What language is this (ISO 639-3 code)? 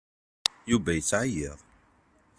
kab